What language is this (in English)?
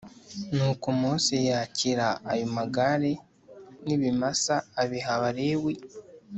Kinyarwanda